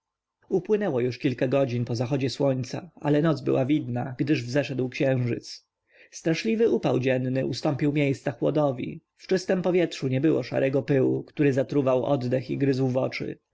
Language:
Polish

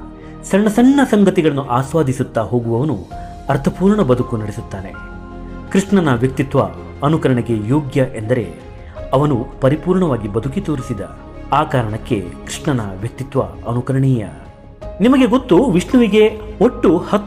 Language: Kannada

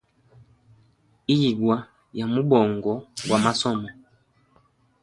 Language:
Hemba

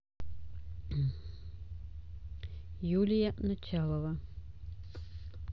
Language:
Russian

